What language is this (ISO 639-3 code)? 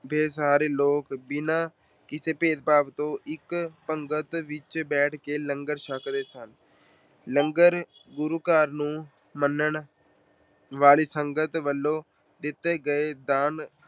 pan